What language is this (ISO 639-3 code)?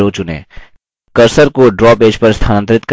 hin